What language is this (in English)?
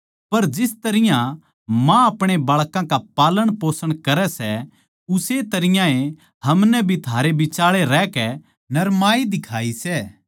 Haryanvi